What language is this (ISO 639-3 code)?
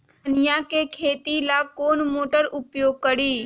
mag